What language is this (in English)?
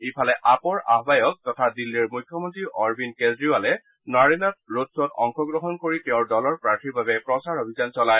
Assamese